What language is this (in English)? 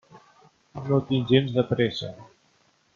Catalan